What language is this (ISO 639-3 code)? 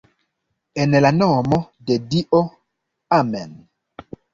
epo